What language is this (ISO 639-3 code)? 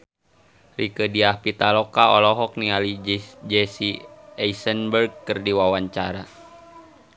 sun